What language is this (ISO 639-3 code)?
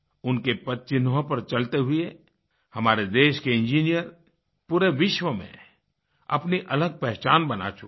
hin